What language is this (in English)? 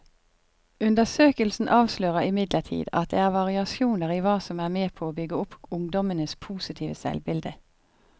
Norwegian